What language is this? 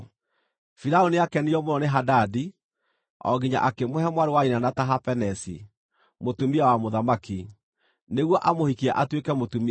Kikuyu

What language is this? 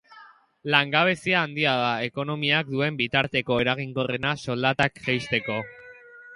Basque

